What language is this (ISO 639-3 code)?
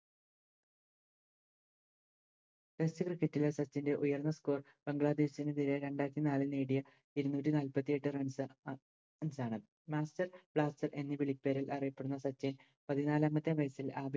mal